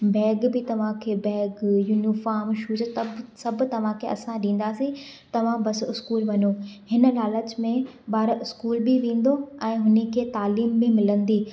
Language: Sindhi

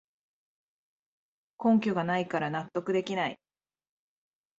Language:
Japanese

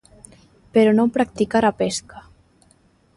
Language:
Galician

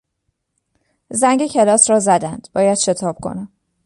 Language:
Persian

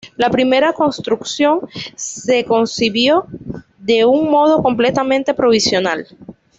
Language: Spanish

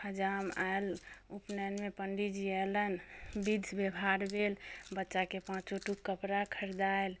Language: Maithili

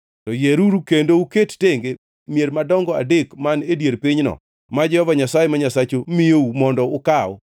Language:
Luo (Kenya and Tanzania)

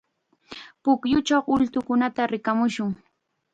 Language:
Chiquián Ancash Quechua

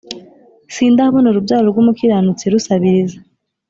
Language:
Kinyarwanda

